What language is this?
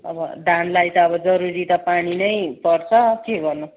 Nepali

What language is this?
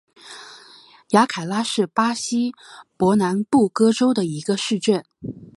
Chinese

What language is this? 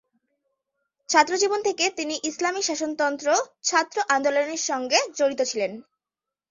Bangla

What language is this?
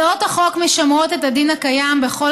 Hebrew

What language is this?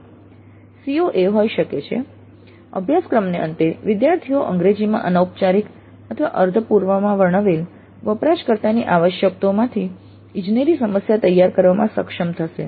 Gujarati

